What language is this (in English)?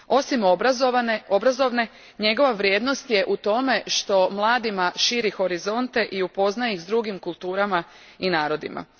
Croatian